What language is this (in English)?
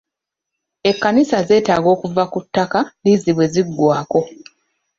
Ganda